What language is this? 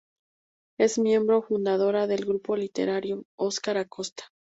Spanish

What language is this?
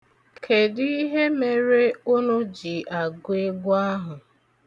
Igbo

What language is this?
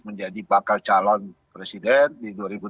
Indonesian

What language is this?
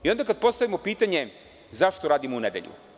Serbian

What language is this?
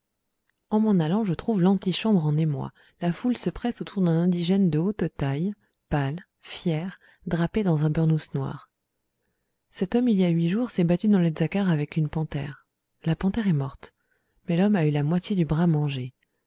French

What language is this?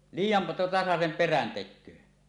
Finnish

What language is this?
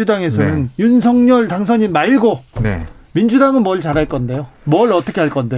Korean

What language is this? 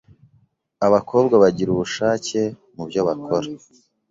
Kinyarwanda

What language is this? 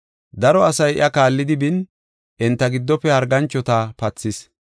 Gofa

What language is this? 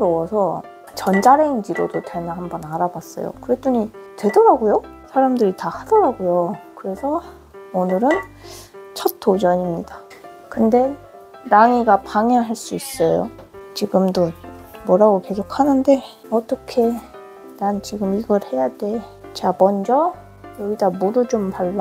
Korean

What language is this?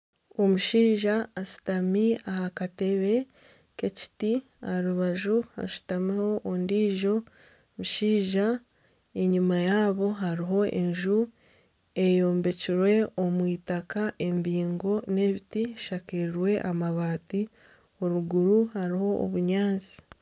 Nyankole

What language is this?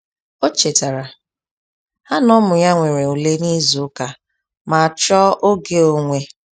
Igbo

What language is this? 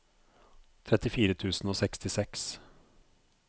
Norwegian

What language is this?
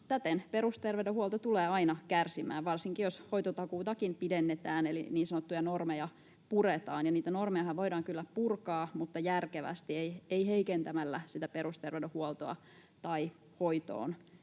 Finnish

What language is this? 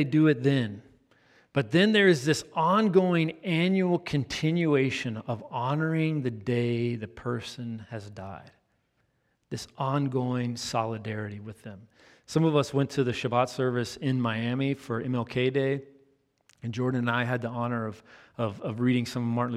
English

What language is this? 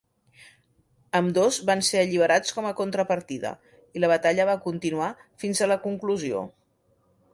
Catalan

